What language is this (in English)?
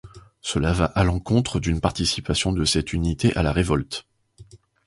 French